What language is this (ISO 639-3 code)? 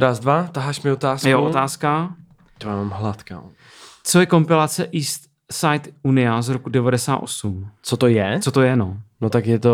ces